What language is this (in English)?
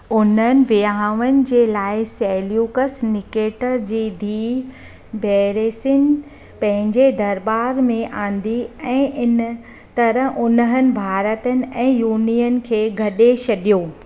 Sindhi